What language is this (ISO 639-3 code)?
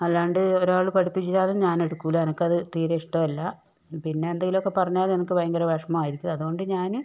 mal